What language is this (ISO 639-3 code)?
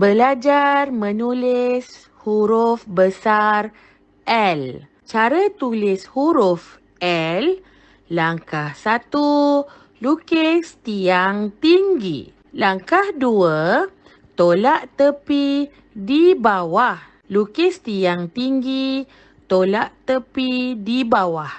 msa